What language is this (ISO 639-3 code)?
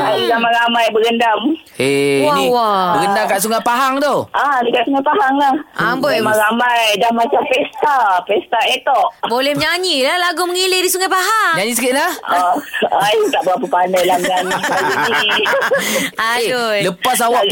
msa